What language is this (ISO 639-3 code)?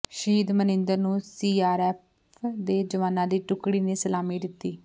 pan